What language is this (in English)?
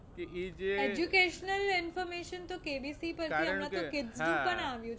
Gujarati